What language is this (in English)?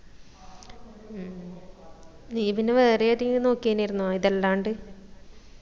Malayalam